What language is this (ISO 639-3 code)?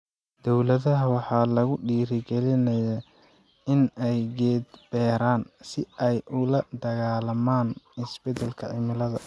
som